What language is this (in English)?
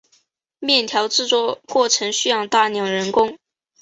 Chinese